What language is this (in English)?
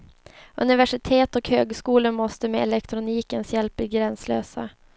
Swedish